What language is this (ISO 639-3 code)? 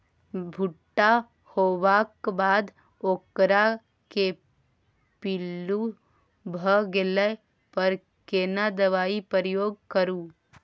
mai